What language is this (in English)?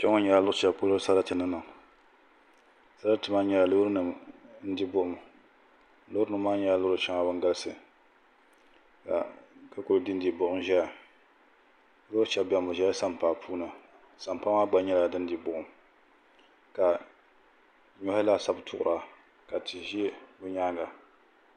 Dagbani